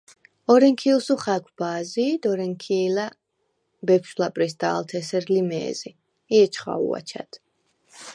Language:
Svan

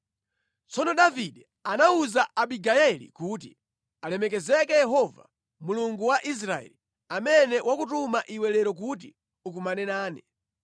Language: Nyanja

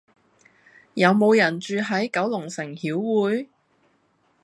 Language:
Cantonese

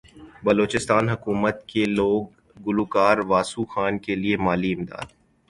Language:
Urdu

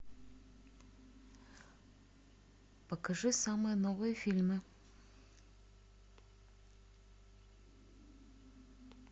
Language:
Russian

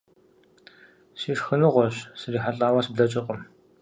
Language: Kabardian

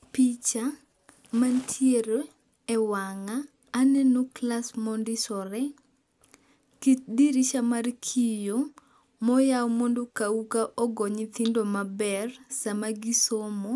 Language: Luo (Kenya and Tanzania)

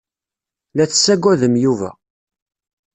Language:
Kabyle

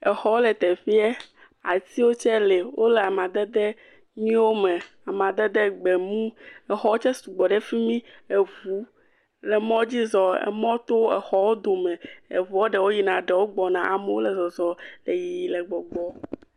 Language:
Ewe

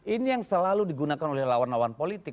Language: Indonesian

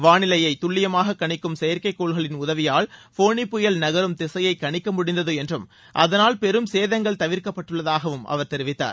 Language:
Tamil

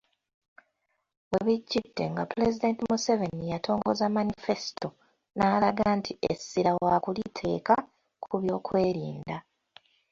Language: Ganda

